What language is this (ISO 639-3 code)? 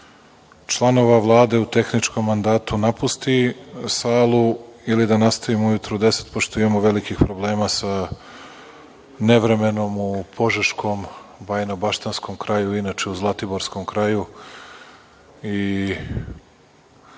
srp